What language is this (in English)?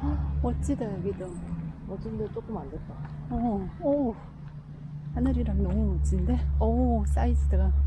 Korean